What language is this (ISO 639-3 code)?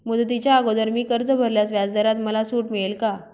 mar